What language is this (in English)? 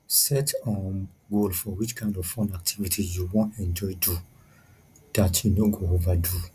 Nigerian Pidgin